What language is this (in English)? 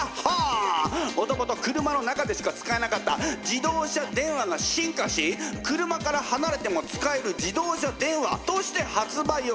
Japanese